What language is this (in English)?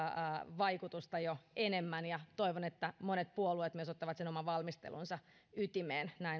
Finnish